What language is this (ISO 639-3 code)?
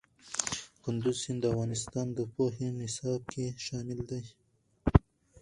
pus